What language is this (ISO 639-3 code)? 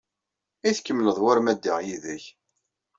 kab